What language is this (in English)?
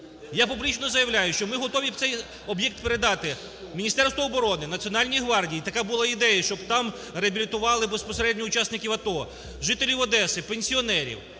Ukrainian